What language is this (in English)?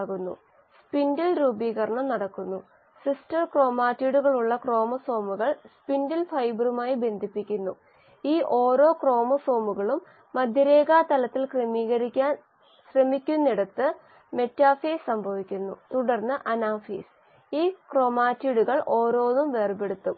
Malayalam